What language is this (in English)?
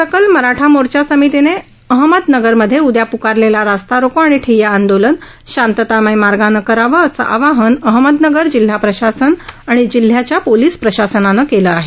Marathi